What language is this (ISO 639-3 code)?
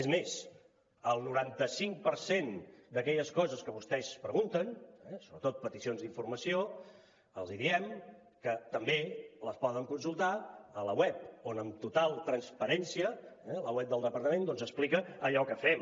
cat